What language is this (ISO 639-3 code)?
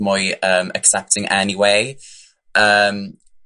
cym